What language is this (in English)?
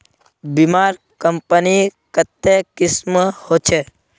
Magahi